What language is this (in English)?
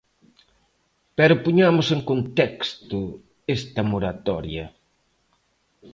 Galician